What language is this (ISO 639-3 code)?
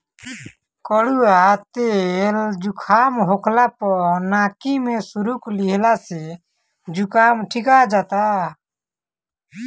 bho